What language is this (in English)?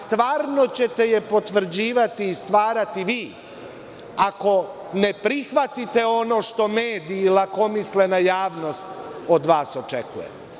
Serbian